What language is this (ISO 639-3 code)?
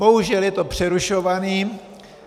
ces